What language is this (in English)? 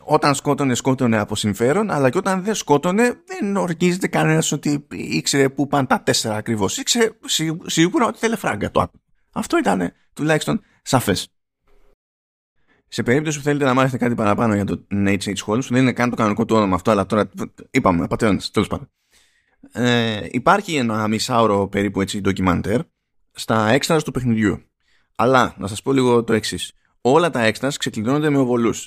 Greek